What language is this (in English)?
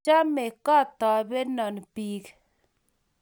Kalenjin